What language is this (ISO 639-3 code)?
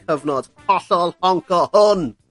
cym